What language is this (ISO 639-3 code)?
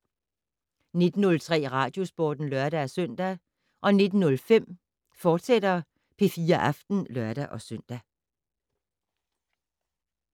dan